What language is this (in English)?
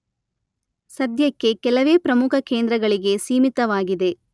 Kannada